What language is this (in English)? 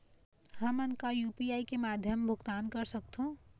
Chhattisgarhi